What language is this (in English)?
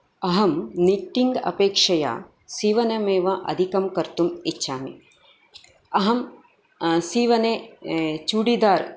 Sanskrit